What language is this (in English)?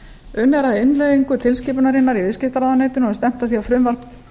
Icelandic